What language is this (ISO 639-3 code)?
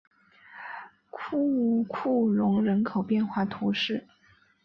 zho